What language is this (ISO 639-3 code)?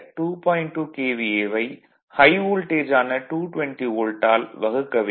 tam